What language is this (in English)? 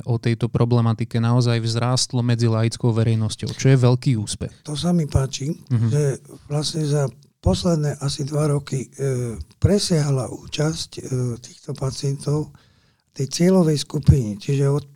Slovak